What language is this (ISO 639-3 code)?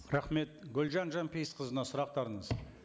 kaz